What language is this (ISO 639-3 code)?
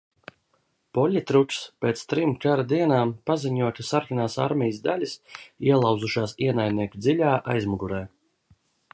lav